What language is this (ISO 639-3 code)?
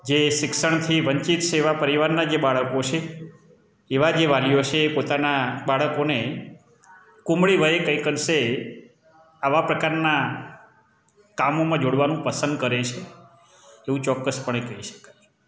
guj